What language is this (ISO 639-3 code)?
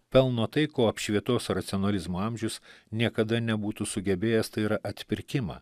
lit